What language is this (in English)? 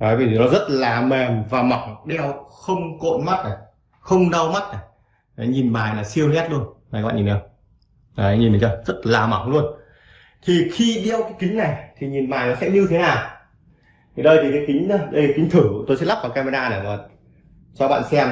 Vietnamese